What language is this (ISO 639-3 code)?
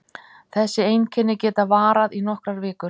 isl